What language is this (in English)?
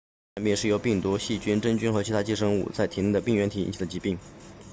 Chinese